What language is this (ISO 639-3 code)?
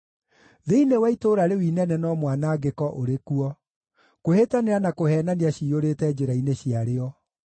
kik